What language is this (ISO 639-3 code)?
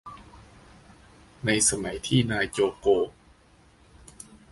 tha